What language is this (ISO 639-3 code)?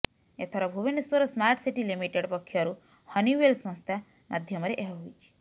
ori